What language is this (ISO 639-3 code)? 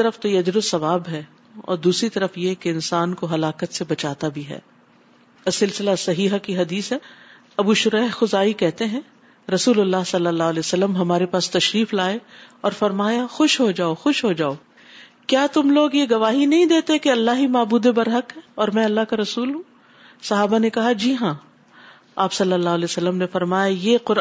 urd